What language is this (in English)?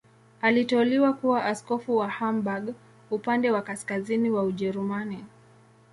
Swahili